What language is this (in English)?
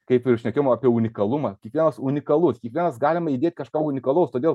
Lithuanian